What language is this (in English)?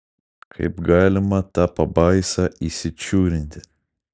Lithuanian